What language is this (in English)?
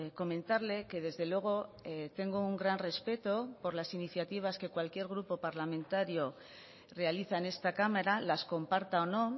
Spanish